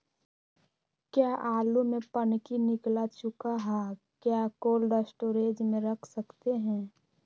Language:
Magahi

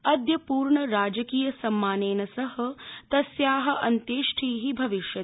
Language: Sanskrit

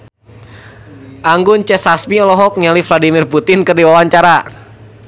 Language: Sundanese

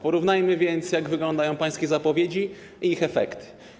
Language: Polish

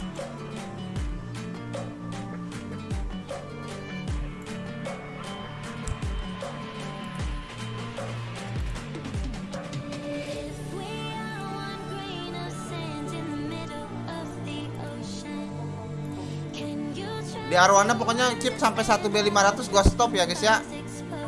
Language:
Indonesian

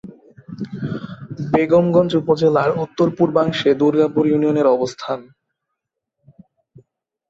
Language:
Bangla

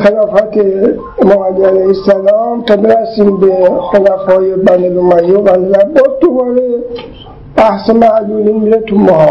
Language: Persian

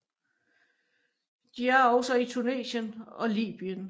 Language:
Danish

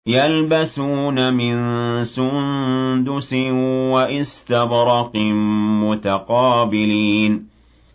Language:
Arabic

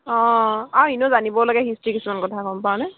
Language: Assamese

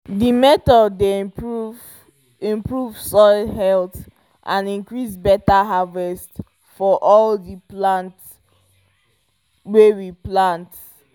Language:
Nigerian Pidgin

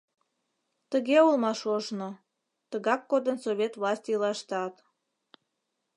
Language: Mari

